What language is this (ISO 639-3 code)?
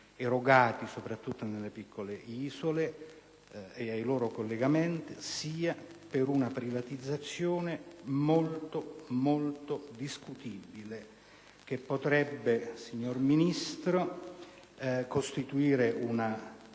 ita